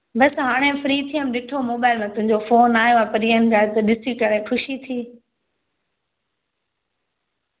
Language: Sindhi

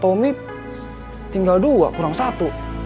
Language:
Indonesian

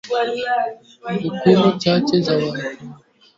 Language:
Swahili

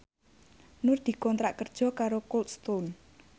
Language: Javanese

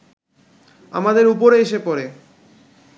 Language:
Bangla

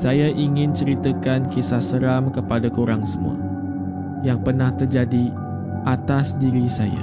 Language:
Malay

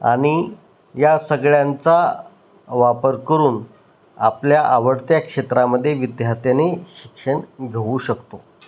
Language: Marathi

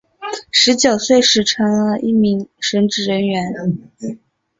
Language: Chinese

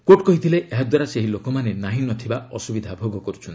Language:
Odia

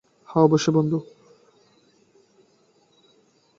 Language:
Bangla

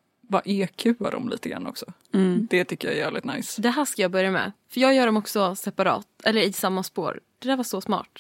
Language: Swedish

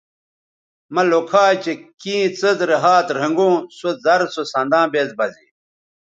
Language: Bateri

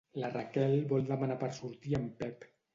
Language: Catalan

